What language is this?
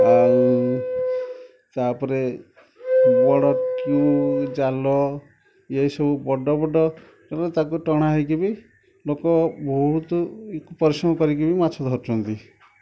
Odia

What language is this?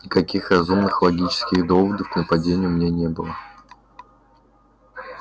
Russian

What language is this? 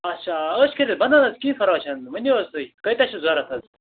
Kashmiri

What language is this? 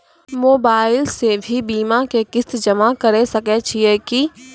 Maithili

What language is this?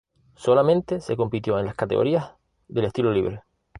Spanish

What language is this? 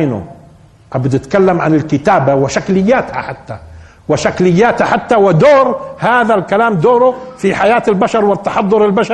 Arabic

